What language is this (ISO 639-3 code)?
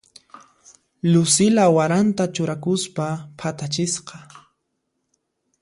qxp